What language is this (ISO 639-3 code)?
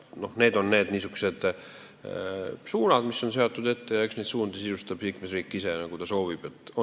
est